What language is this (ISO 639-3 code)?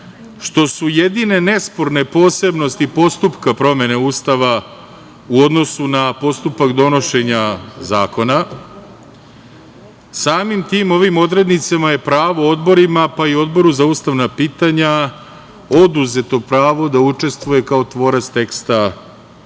srp